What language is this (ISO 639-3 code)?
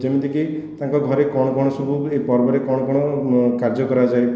ori